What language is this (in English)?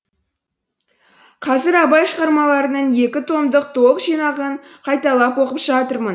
Kazakh